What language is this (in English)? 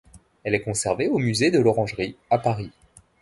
French